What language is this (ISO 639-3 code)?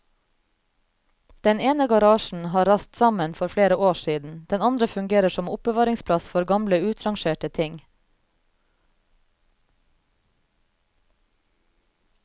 nor